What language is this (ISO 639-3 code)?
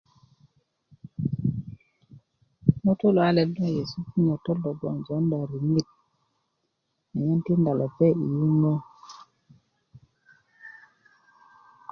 ukv